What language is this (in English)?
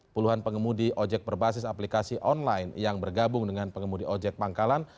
Indonesian